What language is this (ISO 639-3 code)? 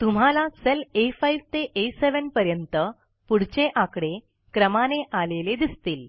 mar